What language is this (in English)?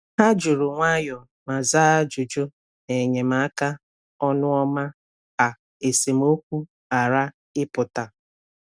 Igbo